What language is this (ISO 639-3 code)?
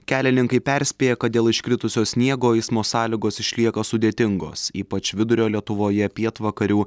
lit